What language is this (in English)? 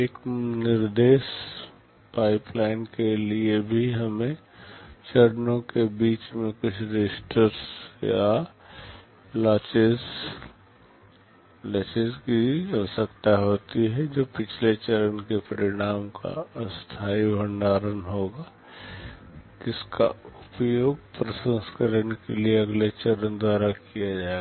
Hindi